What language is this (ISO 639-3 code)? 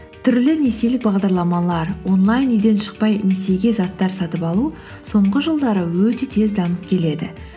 kaz